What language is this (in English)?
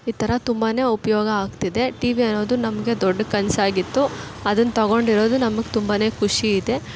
Kannada